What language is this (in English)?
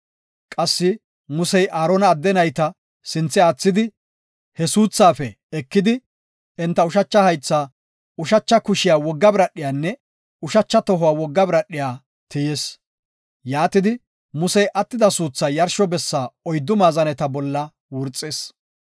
Gofa